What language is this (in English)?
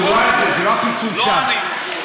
Hebrew